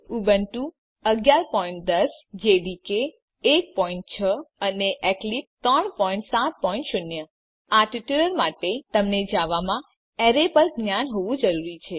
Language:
Gujarati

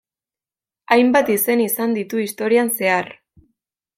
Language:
Basque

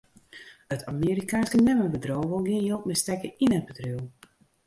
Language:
Western Frisian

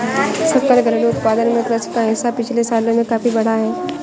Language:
Hindi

